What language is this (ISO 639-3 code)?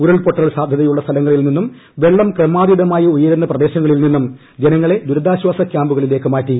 mal